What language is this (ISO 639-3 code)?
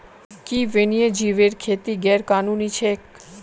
mag